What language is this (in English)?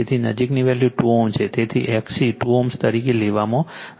Gujarati